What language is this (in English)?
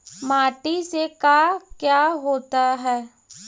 Magahi